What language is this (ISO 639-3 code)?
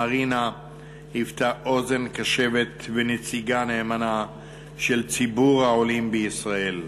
heb